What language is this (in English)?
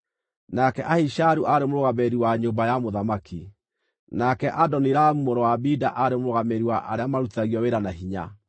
Kikuyu